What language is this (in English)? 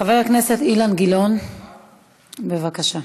Hebrew